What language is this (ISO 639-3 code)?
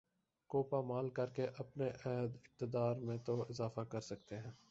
urd